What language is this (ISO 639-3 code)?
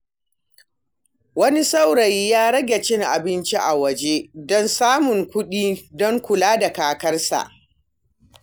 hau